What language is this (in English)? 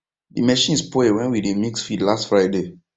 Nigerian Pidgin